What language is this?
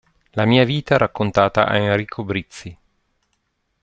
Italian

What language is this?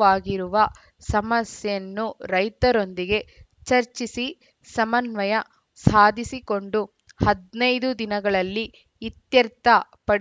Kannada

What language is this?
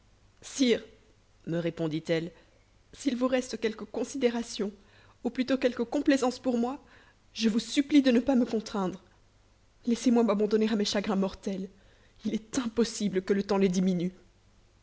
French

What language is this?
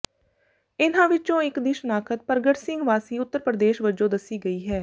Punjabi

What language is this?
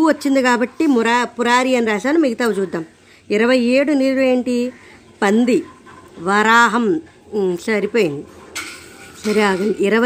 Telugu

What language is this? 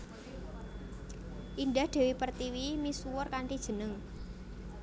Javanese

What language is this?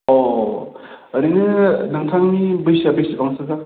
Bodo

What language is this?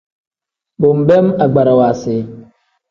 Tem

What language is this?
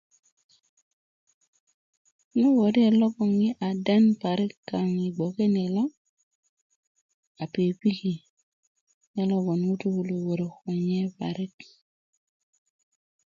Kuku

